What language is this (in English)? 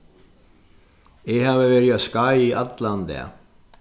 Faroese